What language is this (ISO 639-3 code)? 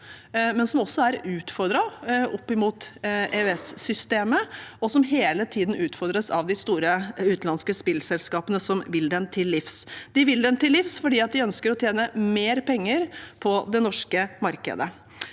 nor